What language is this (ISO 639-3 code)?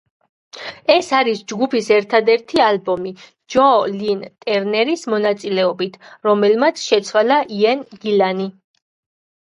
kat